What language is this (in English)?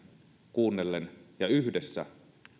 Finnish